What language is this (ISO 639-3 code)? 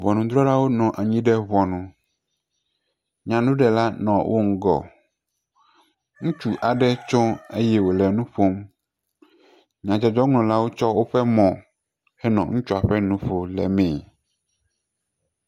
ewe